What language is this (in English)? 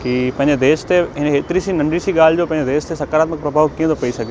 Sindhi